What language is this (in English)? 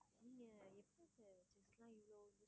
Tamil